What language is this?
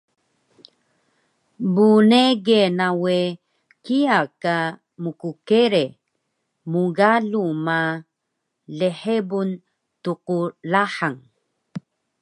Taroko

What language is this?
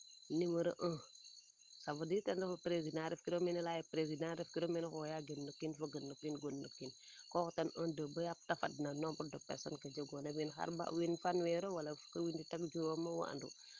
Serer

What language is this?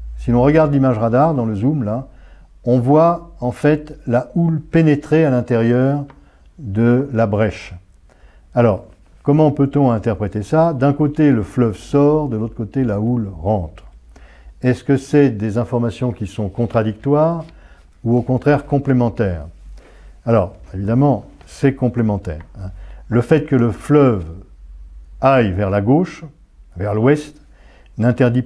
French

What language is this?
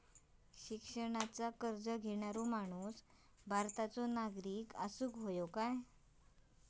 Marathi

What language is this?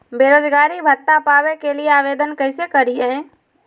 Magahi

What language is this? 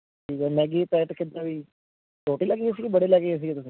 Punjabi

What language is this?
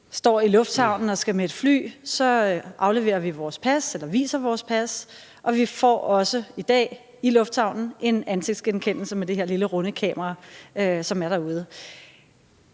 Danish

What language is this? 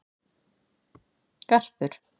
Icelandic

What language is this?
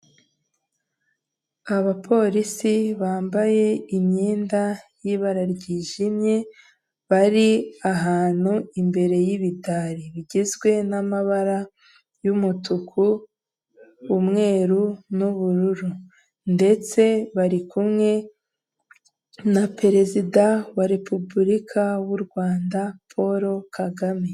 Kinyarwanda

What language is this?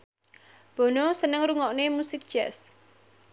Javanese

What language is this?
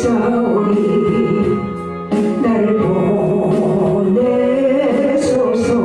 Korean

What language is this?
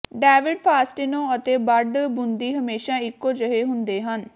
Punjabi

